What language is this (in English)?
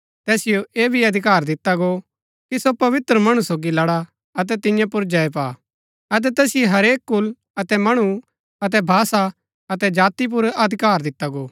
Gaddi